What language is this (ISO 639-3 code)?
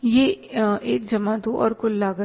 hin